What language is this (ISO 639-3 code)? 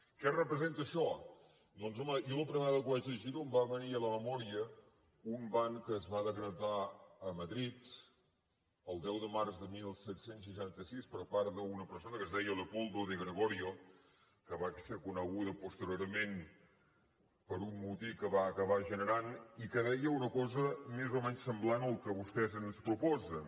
cat